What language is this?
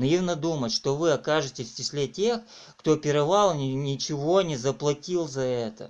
Russian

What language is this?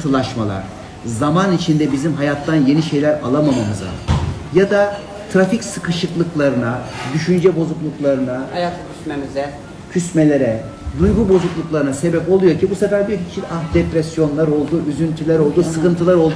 Turkish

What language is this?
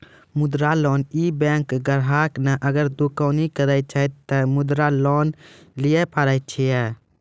Maithili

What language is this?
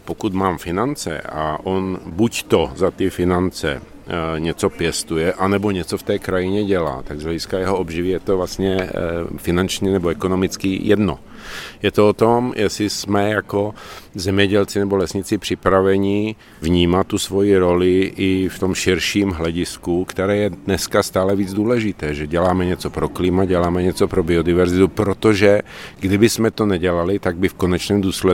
Czech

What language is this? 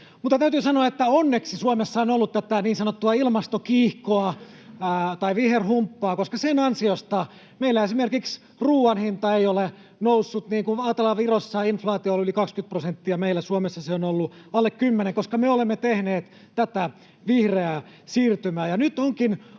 Finnish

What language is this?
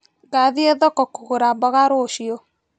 Kikuyu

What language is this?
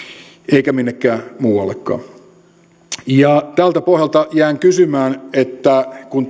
Finnish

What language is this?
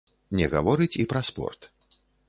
Belarusian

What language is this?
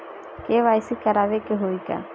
Bhojpuri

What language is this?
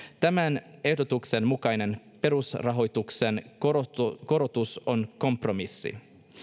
Finnish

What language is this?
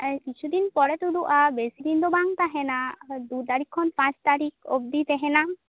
Santali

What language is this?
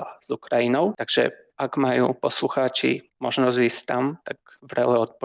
Slovak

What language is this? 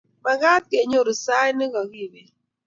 Kalenjin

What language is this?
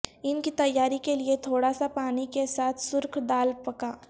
Urdu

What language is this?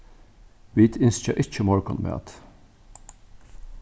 Faroese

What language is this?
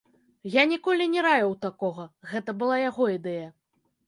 Belarusian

